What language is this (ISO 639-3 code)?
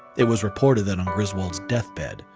eng